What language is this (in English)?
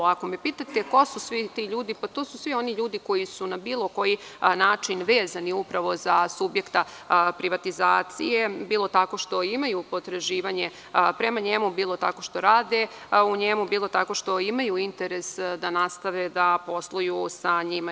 Serbian